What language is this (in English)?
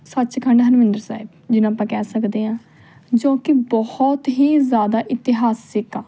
Punjabi